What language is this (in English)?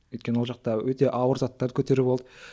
Kazakh